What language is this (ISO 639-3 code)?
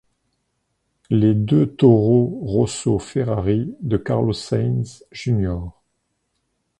fra